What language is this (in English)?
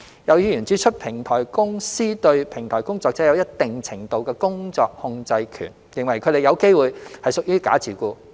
Cantonese